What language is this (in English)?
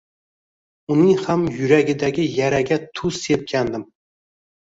Uzbek